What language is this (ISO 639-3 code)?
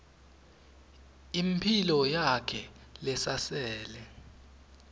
ssw